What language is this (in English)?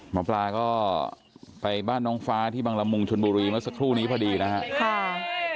Thai